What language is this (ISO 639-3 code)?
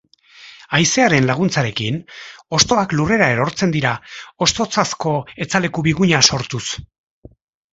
eus